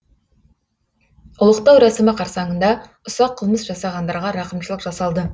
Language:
Kazakh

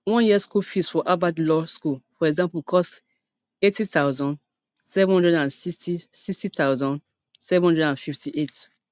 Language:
Nigerian Pidgin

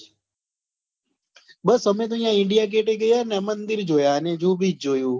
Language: Gujarati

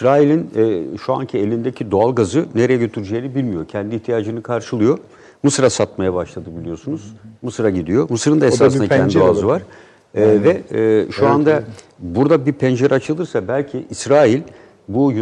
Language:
Turkish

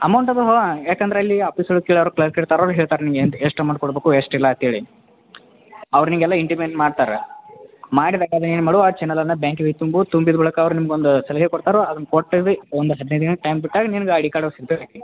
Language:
Kannada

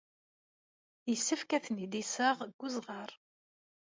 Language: Kabyle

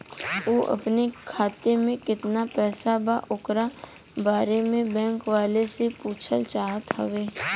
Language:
Bhojpuri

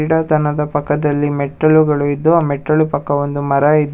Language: Kannada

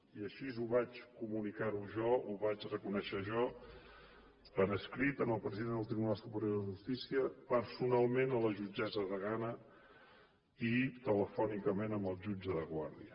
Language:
Catalan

